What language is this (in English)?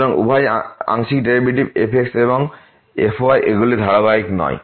Bangla